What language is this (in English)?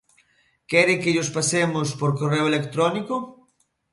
Galician